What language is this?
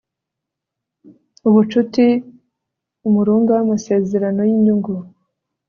Kinyarwanda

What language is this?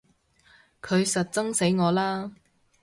Cantonese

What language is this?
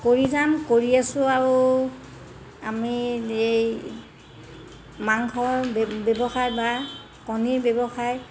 Assamese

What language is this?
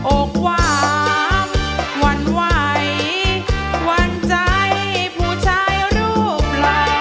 Thai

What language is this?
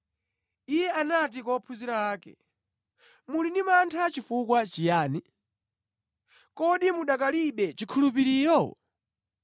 Nyanja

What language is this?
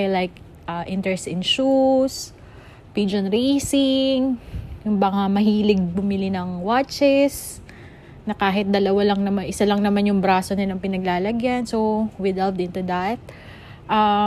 Filipino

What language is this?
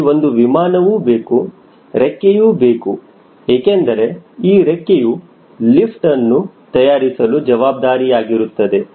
Kannada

